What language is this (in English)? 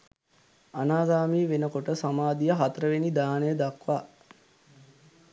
Sinhala